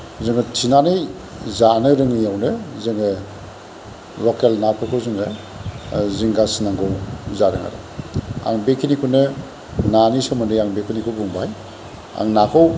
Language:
Bodo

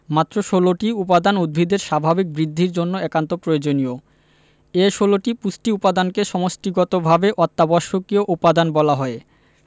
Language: Bangla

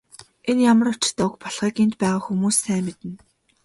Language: Mongolian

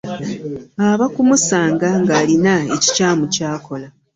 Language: Ganda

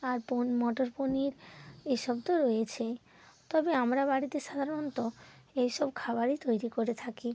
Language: Bangla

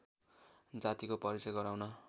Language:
Nepali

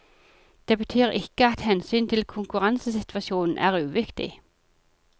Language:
Norwegian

